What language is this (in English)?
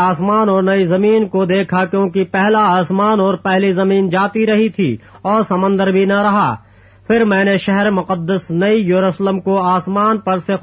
Urdu